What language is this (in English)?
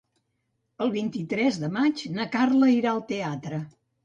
Catalan